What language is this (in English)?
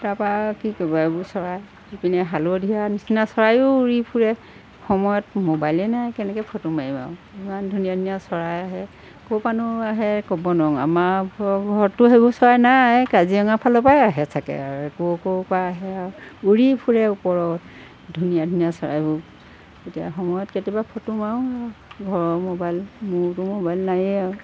Assamese